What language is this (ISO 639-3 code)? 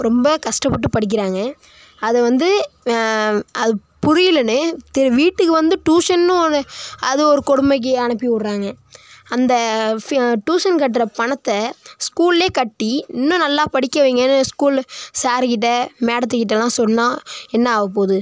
tam